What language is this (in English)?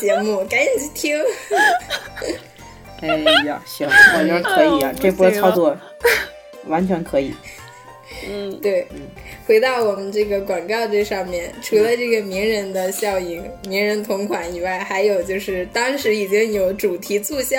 Chinese